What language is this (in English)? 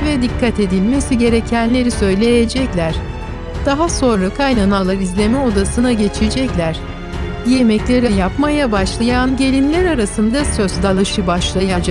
Turkish